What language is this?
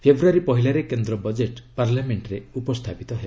Odia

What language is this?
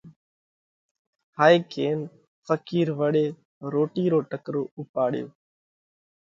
Parkari Koli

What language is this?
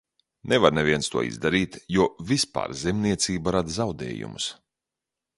Latvian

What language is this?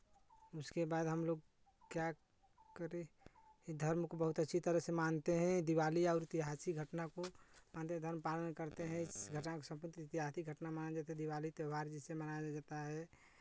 Hindi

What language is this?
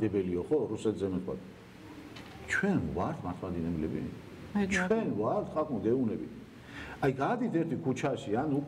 Turkish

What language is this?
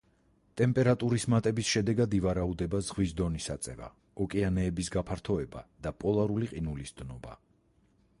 Georgian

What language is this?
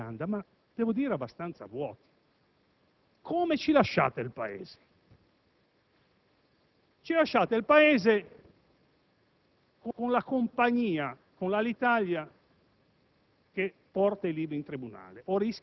Italian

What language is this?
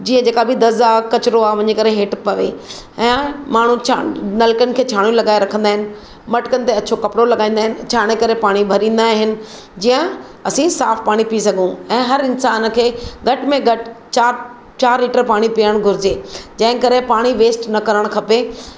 Sindhi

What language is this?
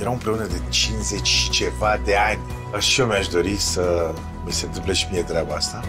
Romanian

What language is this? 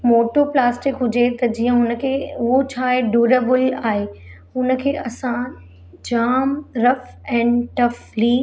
Sindhi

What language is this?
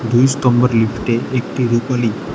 Bangla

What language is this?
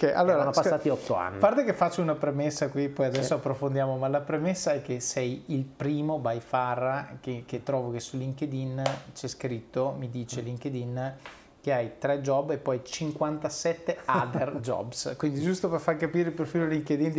Italian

